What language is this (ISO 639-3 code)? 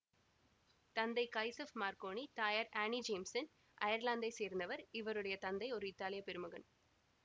tam